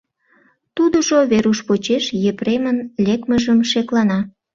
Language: Mari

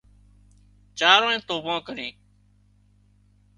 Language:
Wadiyara Koli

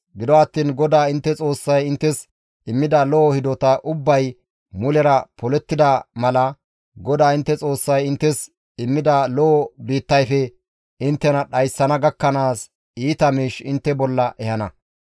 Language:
Gamo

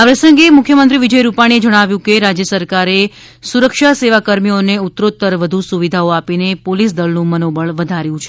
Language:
Gujarati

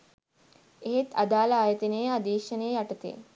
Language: Sinhala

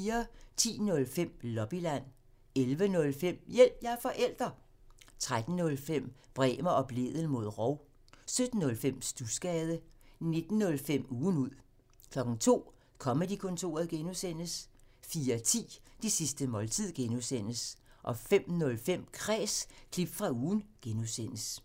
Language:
Danish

